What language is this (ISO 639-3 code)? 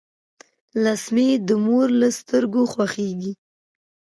pus